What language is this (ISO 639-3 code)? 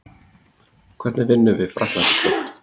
isl